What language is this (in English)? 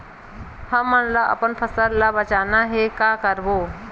Chhattisgarhi